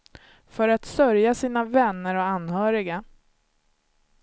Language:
Swedish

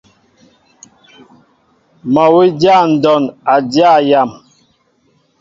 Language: Mbo (Cameroon)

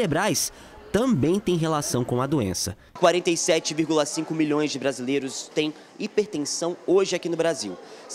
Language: Portuguese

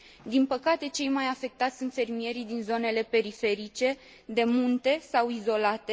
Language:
Romanian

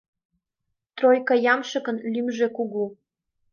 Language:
Mari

